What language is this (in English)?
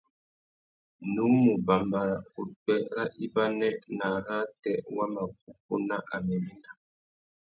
Tuki